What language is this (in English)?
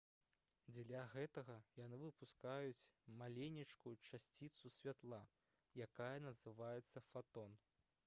Belarusian